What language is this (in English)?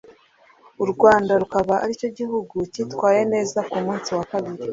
Kinyarwanda